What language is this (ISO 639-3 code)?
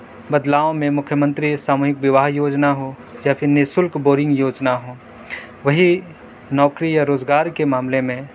urd